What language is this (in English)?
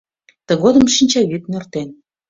Mari